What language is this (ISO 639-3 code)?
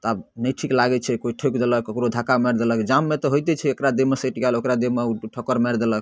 mai